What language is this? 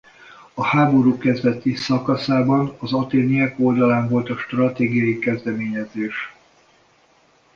Hungarian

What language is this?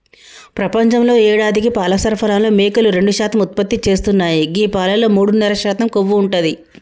Telugu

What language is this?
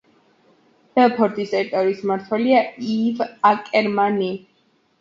Georgian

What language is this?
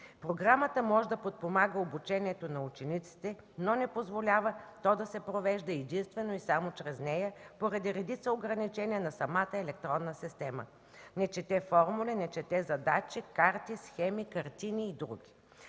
Bulgarian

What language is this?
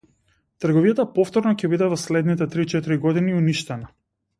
Macedonian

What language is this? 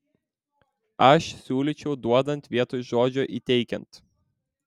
Lithuanian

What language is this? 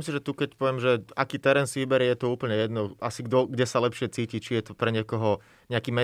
Slovak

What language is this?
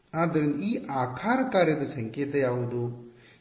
Kannada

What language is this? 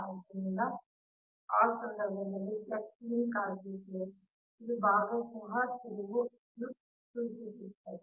Kannada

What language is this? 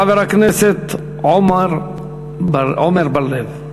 Hebrew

